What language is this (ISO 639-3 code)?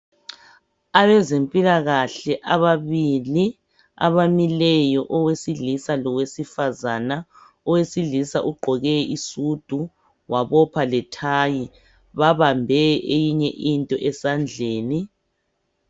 nde